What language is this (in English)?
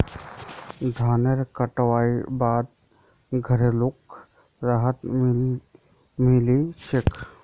Magahi